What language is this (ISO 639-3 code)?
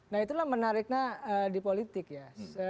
ind